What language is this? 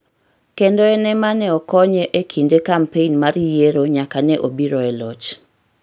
Luo (Kenya and Tanzania)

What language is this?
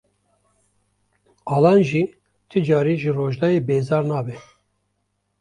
Kurdish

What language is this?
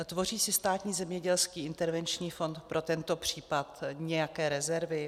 Czech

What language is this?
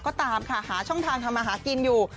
Thai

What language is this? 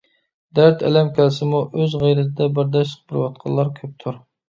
Uyghur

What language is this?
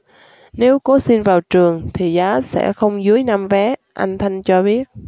Vietnamese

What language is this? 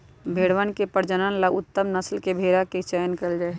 Magahi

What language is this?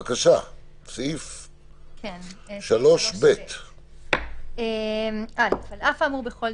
Hebrew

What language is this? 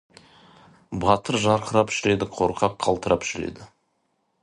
Kazakh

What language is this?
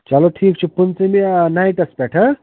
Kashmiri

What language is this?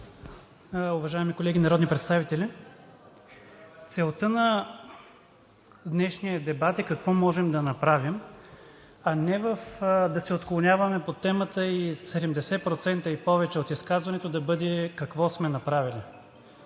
Bulgarian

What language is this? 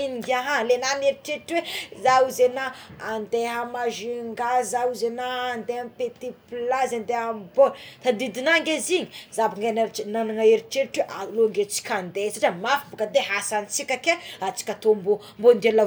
Tsimihety Malagasy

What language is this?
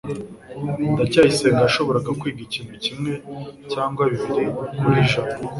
Kinyarwanda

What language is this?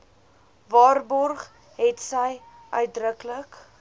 Afrikaans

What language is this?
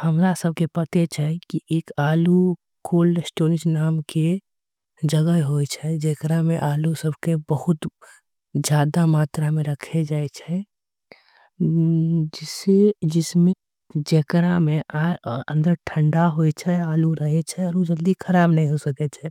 Angika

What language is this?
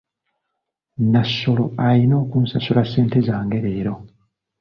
Ganda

